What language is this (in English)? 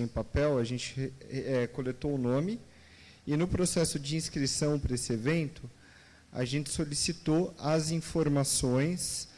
Portuguese